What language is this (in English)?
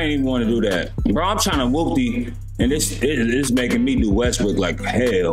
English